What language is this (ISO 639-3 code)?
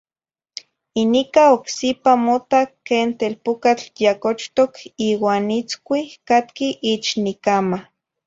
nhi